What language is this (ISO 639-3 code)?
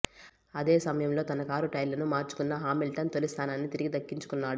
tel